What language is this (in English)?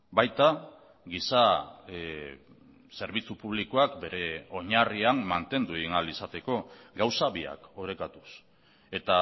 Basque